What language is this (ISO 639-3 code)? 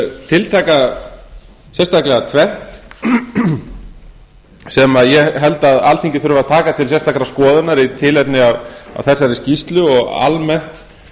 isl